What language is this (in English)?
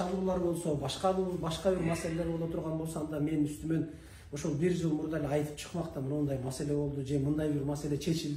Turkish